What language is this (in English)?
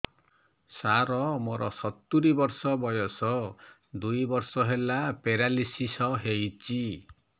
Odia